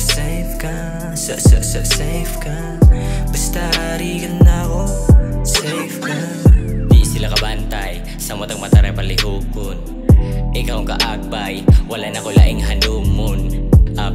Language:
Indonesian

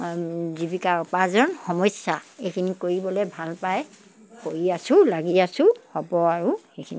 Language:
Assamese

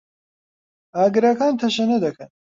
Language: Central Kurdish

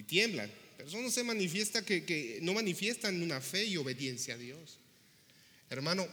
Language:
Spanish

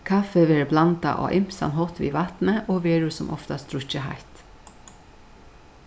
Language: Faroese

